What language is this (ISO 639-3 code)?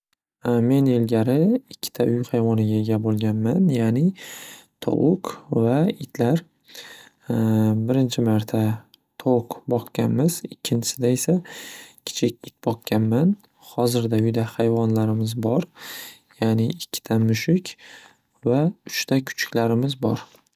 uzb